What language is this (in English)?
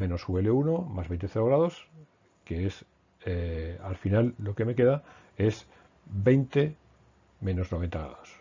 Spanish